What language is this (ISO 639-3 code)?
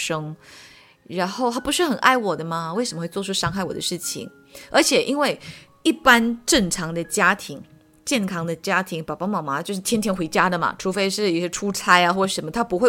zho